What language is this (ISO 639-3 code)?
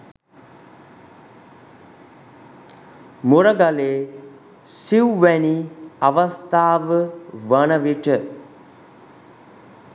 sin